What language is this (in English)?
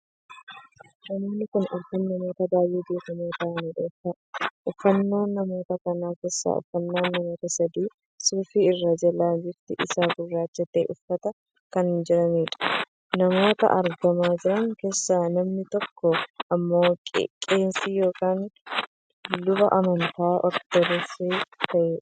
Oromo